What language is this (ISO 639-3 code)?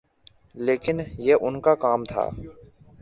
urd